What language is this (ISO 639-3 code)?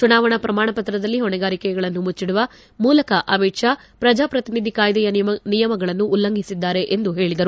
kan